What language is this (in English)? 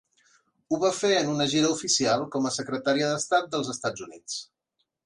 Catalan